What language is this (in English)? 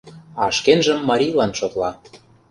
Mari